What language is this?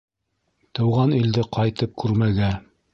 Bashkir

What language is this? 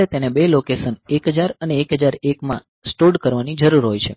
Gujarati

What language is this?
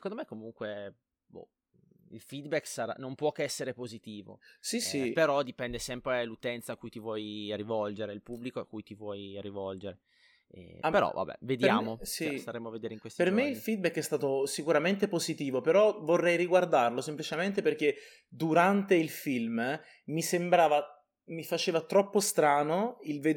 Italian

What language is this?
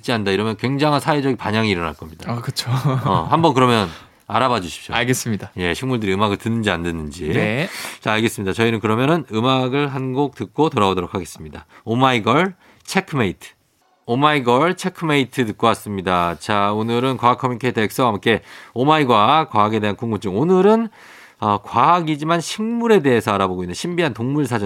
Korean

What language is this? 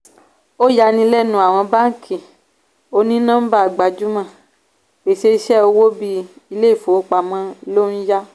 Yoruba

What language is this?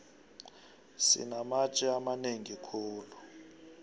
South Ndebele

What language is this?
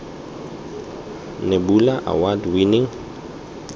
Tswana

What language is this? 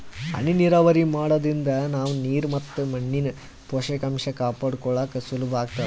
Kannada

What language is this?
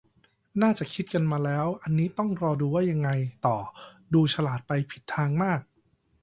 Thai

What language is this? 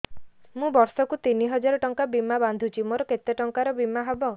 Odia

